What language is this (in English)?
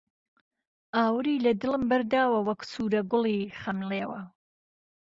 Central Kurdish